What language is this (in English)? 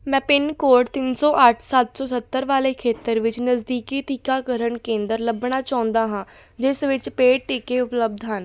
Punjabi